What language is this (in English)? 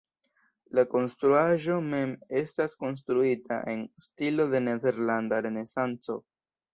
Esperanto